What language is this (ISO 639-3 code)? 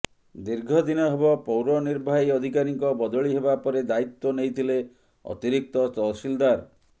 ori